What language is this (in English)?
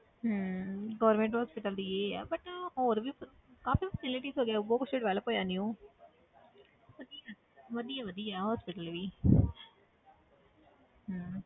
Punjabi